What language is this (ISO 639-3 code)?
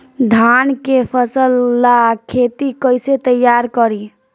bho